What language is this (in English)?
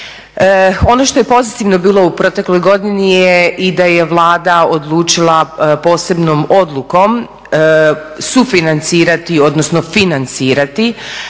Croatian